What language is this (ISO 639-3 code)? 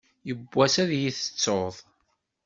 kab